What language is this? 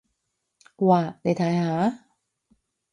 Cantonese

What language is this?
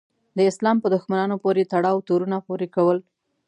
Pashto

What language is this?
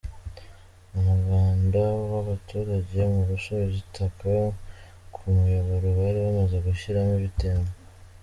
Kinyarwanda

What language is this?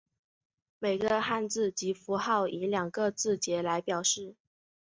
Chinese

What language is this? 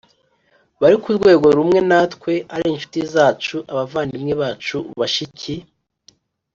Kinyarwanda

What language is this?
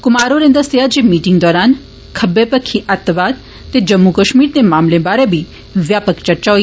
Dogri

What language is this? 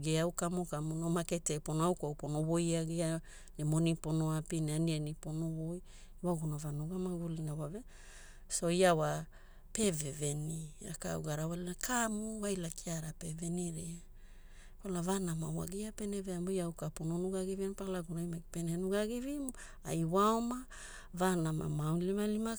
Hula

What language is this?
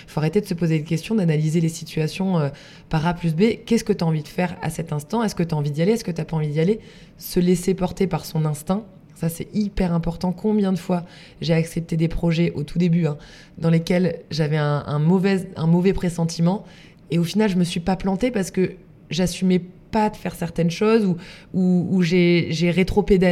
French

